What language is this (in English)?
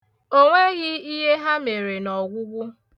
Igbo